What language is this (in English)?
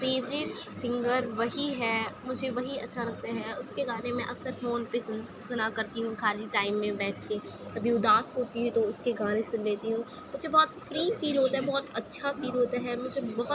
Urdu